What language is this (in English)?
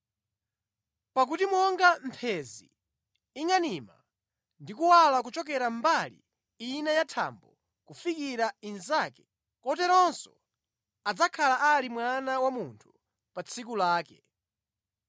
Nyanja